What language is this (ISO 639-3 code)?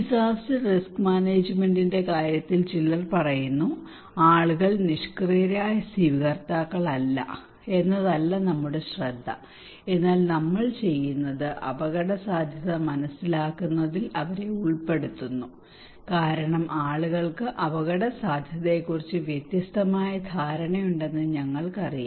mal